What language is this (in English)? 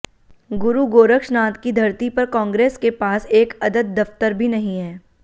Hindi